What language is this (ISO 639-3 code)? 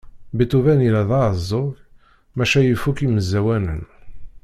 kab